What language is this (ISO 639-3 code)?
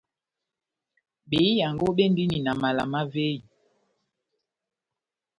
bnm